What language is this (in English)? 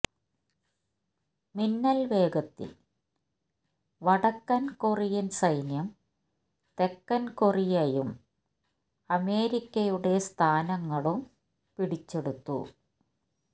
Malayalam